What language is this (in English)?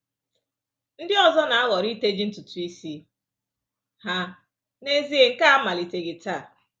Igbo